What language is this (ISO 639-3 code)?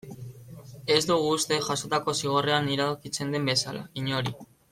eus